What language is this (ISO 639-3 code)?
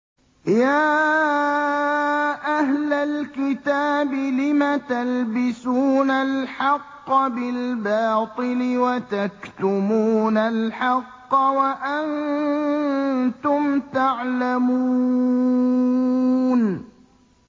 ara